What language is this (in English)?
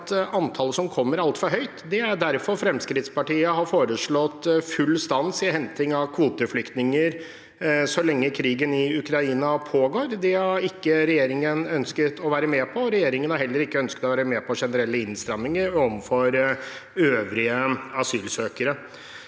Norwegian